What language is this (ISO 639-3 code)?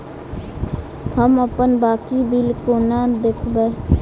mai